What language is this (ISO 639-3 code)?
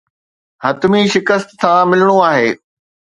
snd